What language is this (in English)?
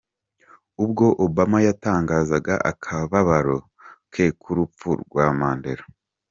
Kinyarwanda